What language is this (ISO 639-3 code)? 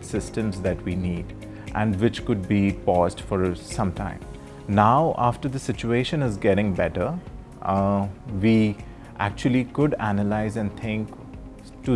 eng